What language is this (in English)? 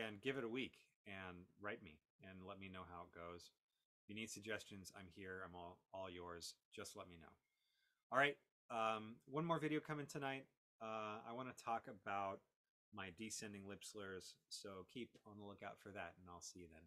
English